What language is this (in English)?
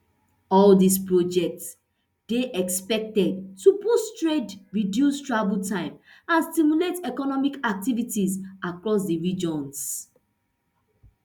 Nigerian Pidgin